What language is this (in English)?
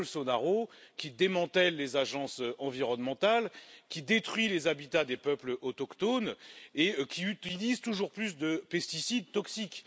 French